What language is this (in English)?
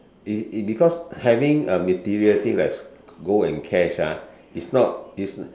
English